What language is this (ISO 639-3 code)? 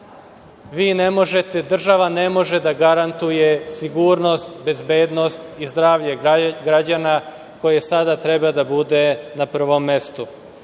srp